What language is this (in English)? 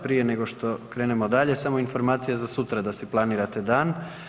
Croatian